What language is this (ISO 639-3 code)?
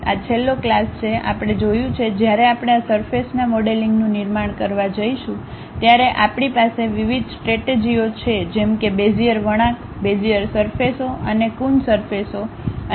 guj